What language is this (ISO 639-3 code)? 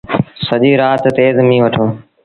sbn